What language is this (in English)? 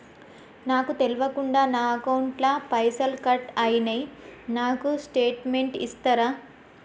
Telugu